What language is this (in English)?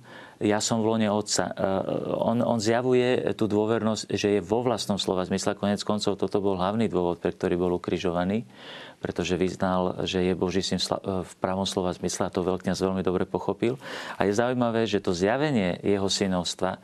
Slovak